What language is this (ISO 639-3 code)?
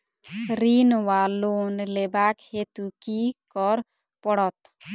mai